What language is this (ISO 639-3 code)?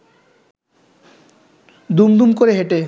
ben